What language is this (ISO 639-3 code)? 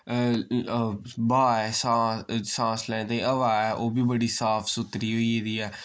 doi